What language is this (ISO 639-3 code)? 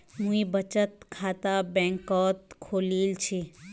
mag